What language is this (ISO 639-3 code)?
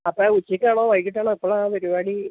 mal